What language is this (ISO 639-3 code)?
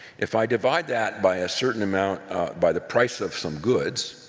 eng